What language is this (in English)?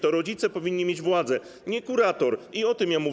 Polish